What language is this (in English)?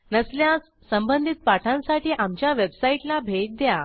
Marathi